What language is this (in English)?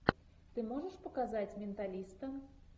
Russian